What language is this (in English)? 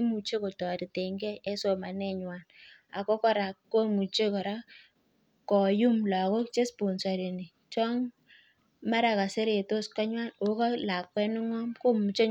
Kalenjin